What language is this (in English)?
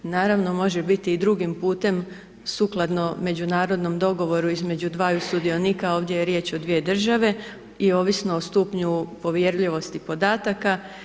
Croatian